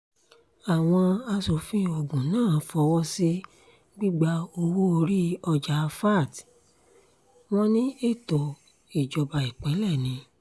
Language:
Yoruba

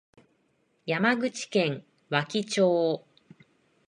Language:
Japanese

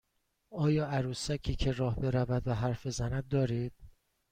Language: Persian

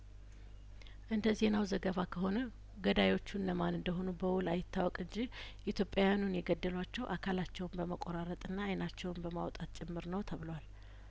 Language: Amharic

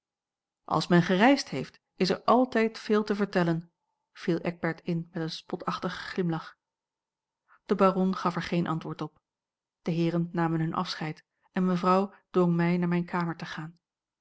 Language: Dutch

